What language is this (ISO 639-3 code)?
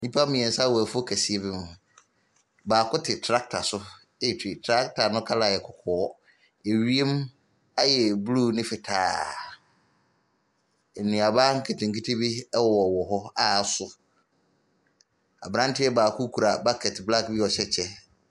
aka